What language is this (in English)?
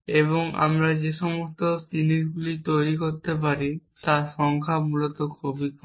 Bangla